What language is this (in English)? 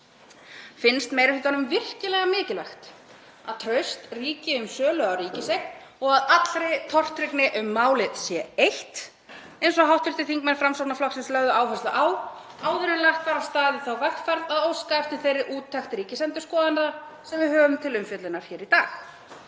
Icelandic